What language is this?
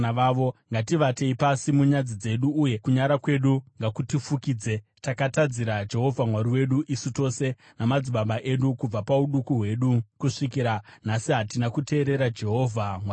Shona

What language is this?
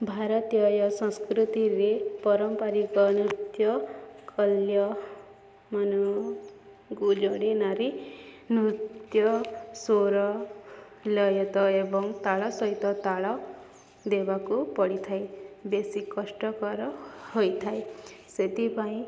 Odia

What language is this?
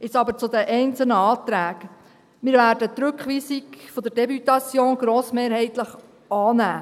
Swiss German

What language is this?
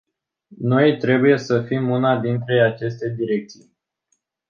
Romanian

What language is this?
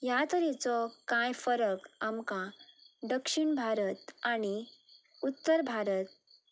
Konkani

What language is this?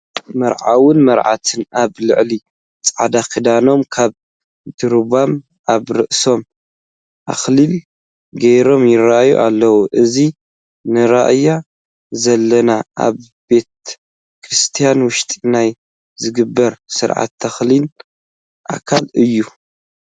Tigrinya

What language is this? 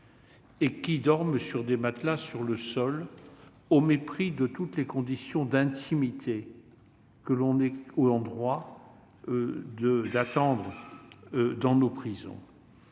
French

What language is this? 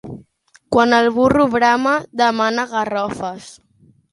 Catalan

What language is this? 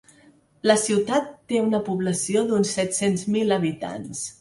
Catalan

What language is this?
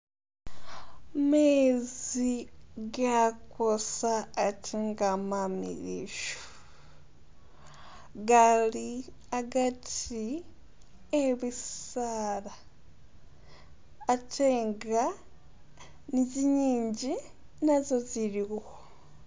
Masaaba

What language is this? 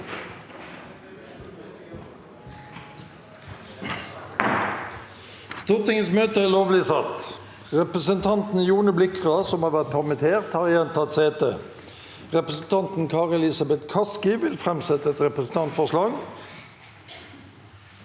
Norwegian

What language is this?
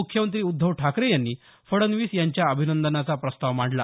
Marathi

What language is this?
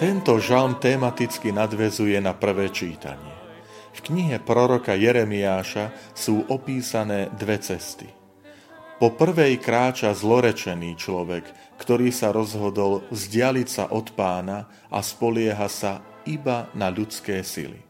Slovak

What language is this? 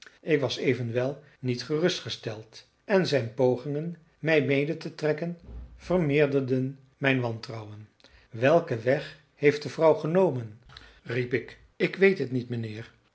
Dutch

